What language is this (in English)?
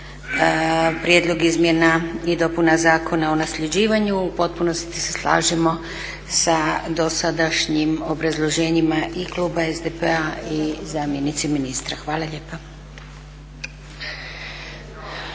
Croatian